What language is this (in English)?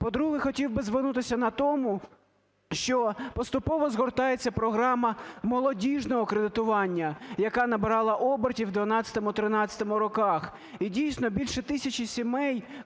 Ukrainian